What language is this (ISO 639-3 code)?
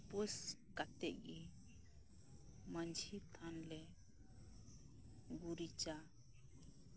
sat